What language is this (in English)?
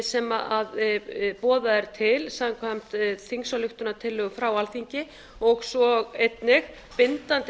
Icelandic